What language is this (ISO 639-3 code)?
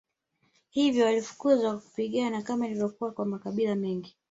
swa